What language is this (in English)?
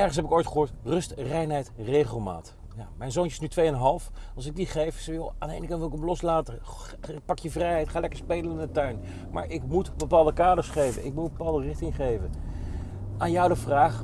Dutch